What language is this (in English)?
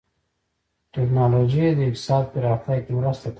Pashto